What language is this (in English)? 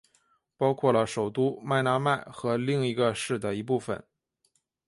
Chinese